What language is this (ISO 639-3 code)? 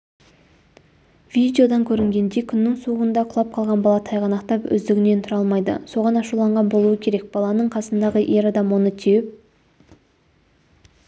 kaz